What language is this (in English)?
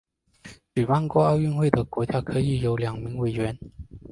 Chinese